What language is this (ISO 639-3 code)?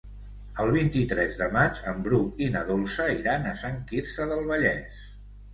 cat